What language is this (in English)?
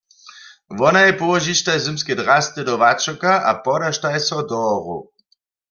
Upper Sorbian